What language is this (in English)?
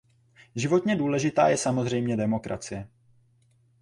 Czech